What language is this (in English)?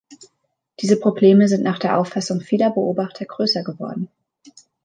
German